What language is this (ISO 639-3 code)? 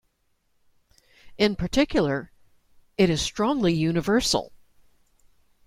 eng